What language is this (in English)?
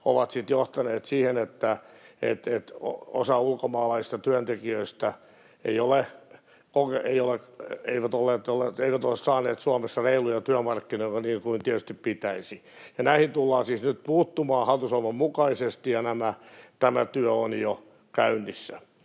Finnish